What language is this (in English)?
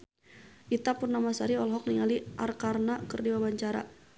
Sundanese